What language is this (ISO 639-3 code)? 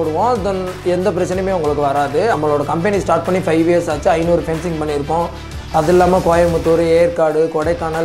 kor